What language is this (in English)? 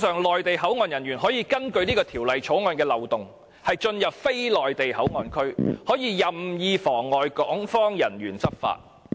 Cantonese